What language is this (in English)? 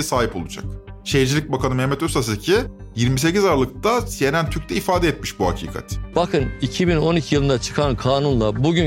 Turkish